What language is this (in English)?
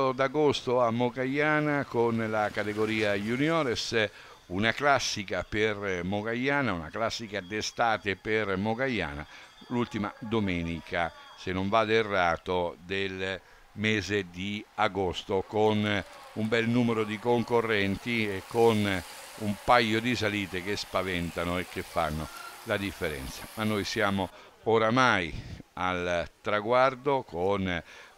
Italian